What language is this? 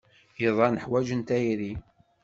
Kabyle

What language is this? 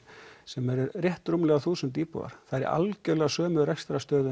Icelandic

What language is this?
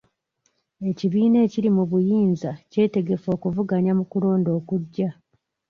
Ganda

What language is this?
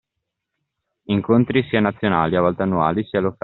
Italian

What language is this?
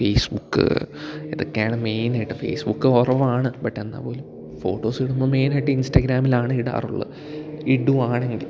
Malayalam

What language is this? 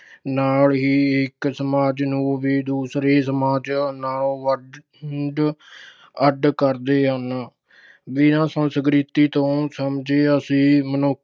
Punjabi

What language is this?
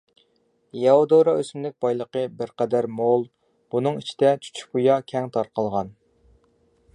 Uyghur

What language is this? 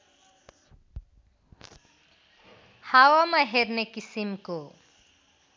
Nepali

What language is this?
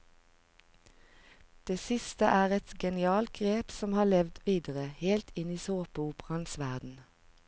Norwegian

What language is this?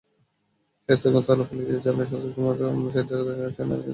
Bangla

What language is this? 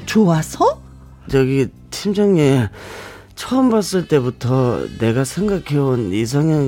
Korean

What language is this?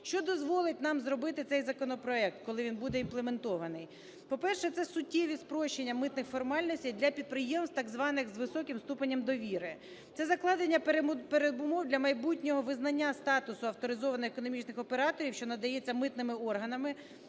Ukrainian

